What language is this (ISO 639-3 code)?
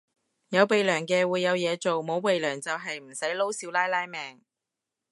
yue